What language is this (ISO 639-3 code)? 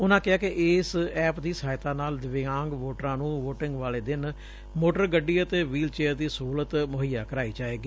pan